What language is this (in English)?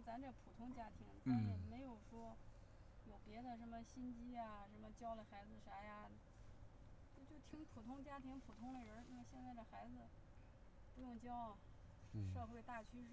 Chinese